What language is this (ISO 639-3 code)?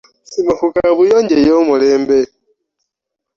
lug